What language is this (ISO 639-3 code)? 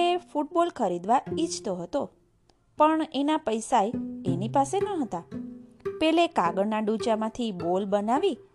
guj